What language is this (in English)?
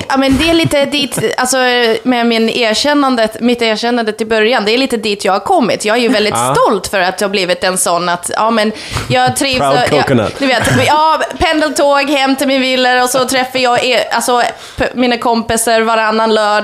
Swedish